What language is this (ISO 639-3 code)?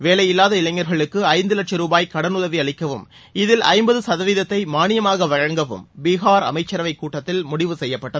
tam